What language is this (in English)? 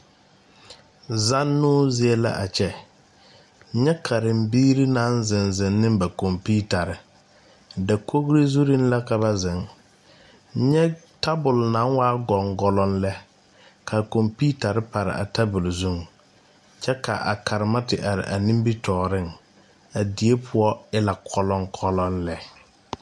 Southern Dagaare